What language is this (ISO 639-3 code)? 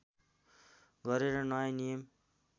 nep